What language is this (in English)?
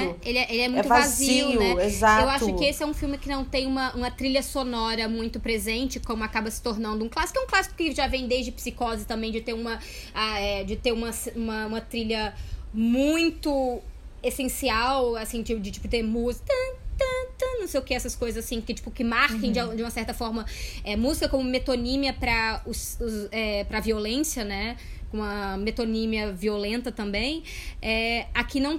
Portuguese